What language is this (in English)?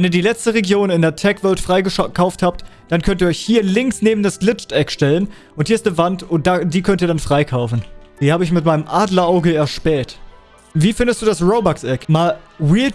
German